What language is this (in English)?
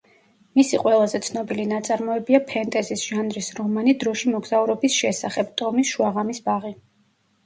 Georgian